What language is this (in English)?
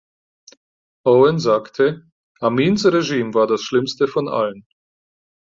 German